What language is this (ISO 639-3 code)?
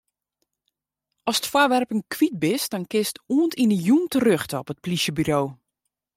fry